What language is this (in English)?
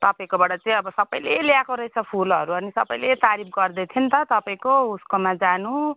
Nepali